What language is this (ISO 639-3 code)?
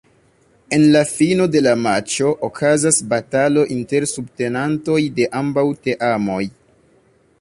epo